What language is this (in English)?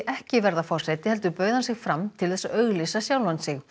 Icelandic